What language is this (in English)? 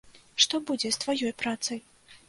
Belarusian